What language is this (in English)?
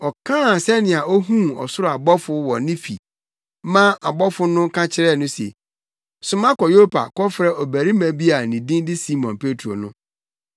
Akan